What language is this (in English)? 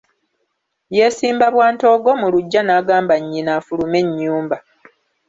Ganda